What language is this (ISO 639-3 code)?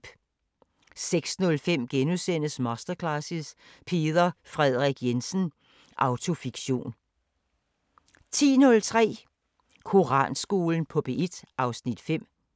dan